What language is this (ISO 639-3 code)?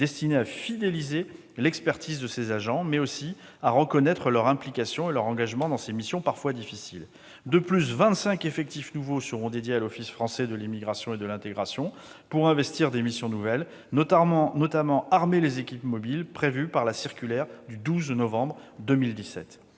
fra